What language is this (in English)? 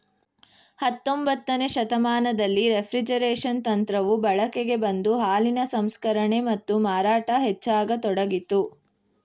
Kannada